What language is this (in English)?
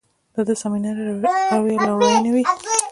Pashto